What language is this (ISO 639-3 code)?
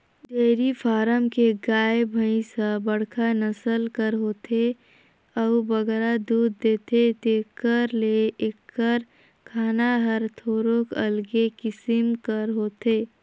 hne